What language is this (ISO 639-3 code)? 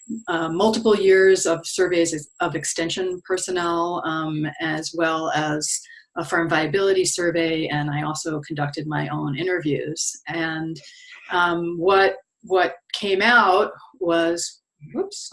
eng